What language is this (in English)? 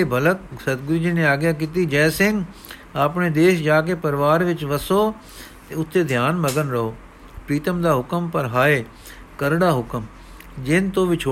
Punjabi